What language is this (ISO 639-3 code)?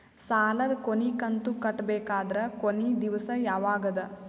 kan